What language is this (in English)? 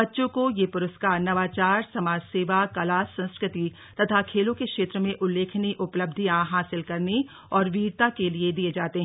Hindi